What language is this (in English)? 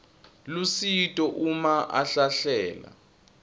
Swati